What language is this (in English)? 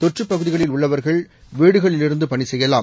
Tamil